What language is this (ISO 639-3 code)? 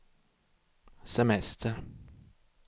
swe